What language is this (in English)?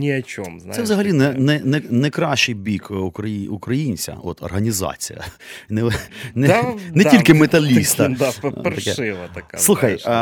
Ukrainian